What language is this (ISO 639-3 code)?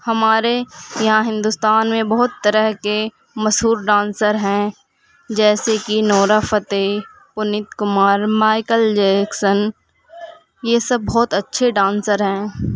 urd